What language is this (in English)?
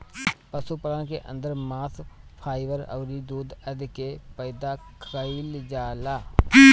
Bhojpuri